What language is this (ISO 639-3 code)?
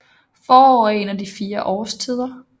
dan